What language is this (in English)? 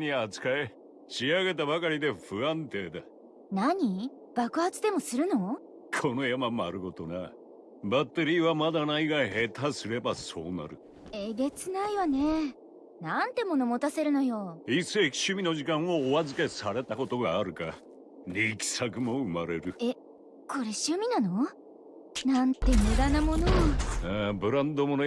Japanese